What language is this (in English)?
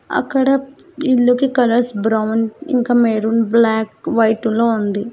Telugu